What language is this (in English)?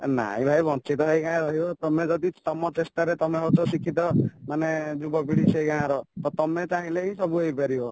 Odia